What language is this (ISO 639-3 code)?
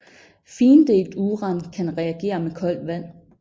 dan